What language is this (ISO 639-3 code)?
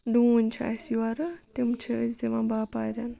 kas